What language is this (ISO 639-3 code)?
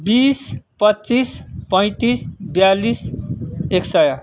nep